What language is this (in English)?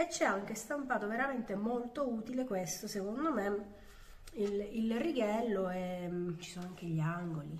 Italian